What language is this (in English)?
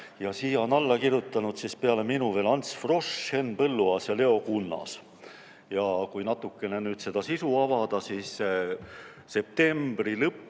Estonian